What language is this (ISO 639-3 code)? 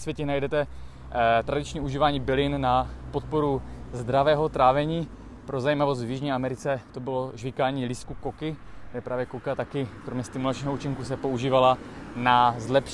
ces